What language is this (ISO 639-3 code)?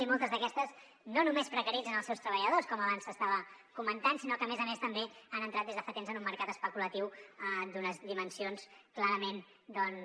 cat